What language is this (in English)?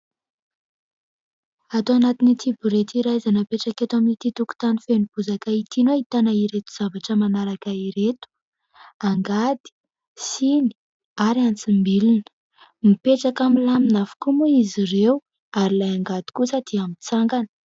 Malagasy